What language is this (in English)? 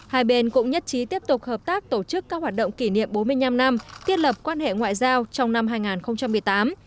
Vietnamese